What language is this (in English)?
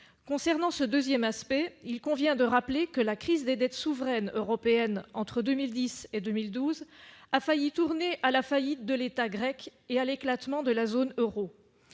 French